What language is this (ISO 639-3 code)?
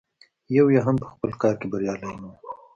pus